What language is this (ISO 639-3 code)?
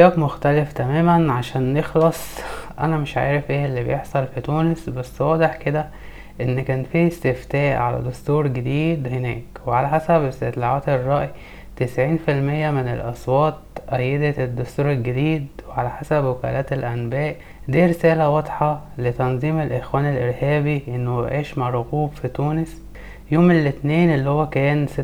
ara